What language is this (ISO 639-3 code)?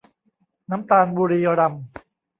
tha